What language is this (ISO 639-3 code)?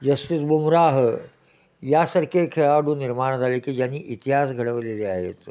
mar